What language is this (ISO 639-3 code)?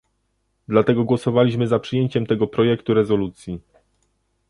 pol